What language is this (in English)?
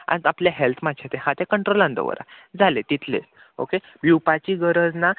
Konkani